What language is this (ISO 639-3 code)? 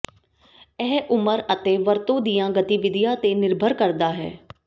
pan